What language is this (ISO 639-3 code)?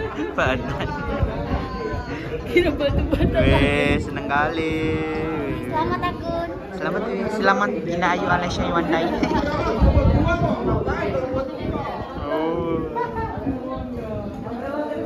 ind